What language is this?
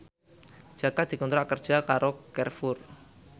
Javanese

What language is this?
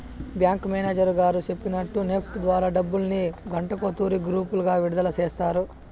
Telugu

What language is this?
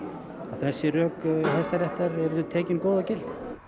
Icelandic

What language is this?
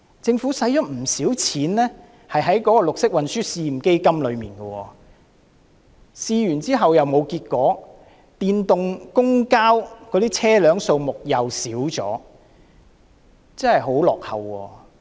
Cantonese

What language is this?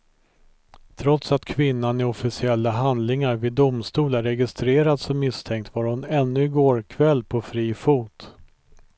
Swedish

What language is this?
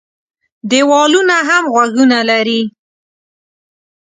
Pashto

